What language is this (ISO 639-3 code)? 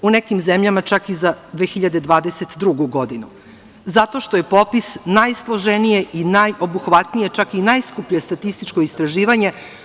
srp